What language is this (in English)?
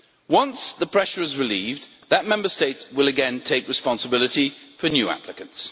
English